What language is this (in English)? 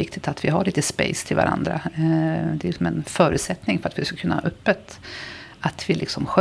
Swedish